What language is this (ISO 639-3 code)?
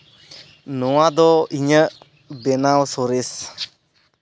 sat